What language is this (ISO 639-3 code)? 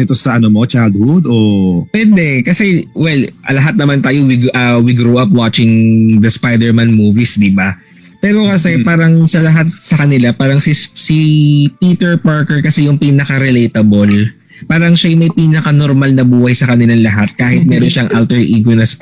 fil